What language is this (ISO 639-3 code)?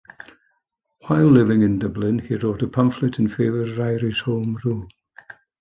eng